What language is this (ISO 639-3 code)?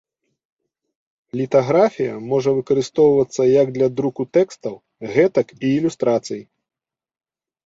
bel